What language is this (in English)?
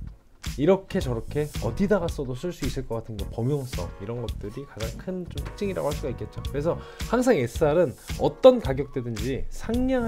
Korean